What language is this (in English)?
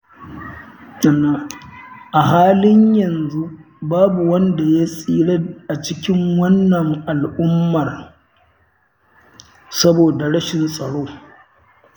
Hausa